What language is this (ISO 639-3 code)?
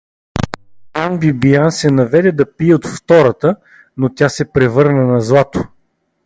bul